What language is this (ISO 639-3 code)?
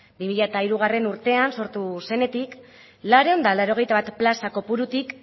eus